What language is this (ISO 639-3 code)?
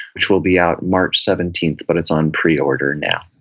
eng